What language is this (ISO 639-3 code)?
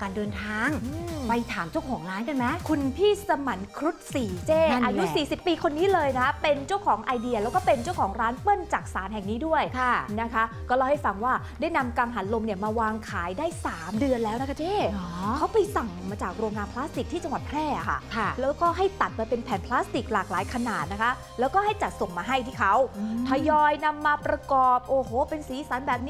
tha